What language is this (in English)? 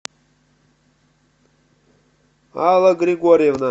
Russian